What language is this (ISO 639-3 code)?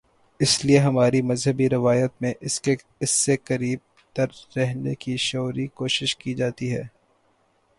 urd